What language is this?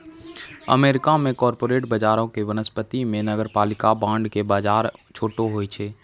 Maithili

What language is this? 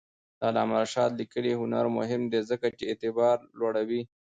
Pashto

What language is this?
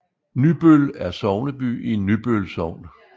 Danish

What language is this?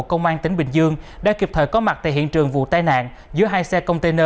Vietnamese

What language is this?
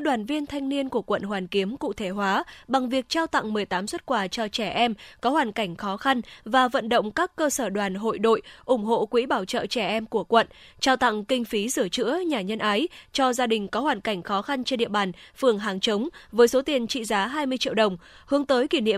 Vietnamese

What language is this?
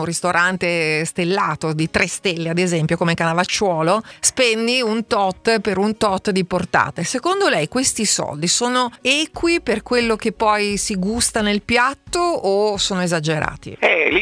Italian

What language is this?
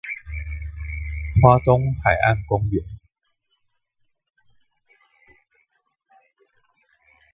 Chinese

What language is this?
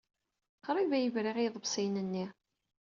Kabyle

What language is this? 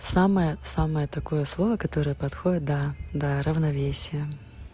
Russian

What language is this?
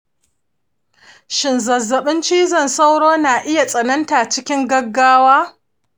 Hausa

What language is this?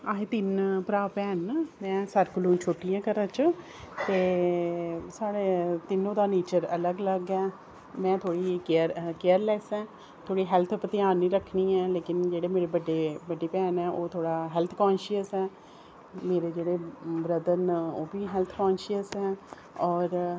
Dogri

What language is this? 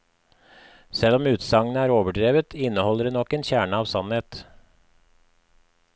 Norwegian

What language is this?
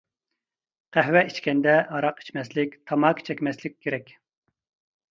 Uyghur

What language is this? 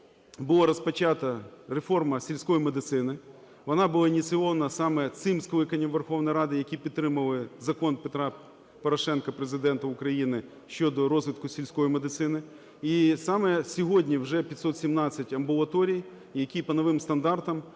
Ukrainian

